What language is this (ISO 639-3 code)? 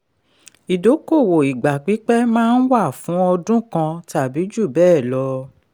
yor